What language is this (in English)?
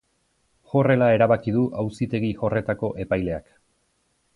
Basque